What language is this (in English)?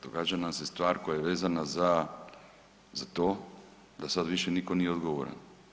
Croatian